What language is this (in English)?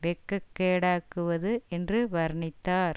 Tamil